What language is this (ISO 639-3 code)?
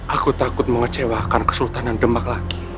ind